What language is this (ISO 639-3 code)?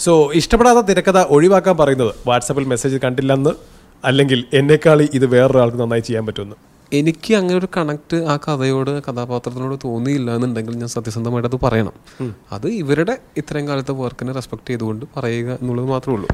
mal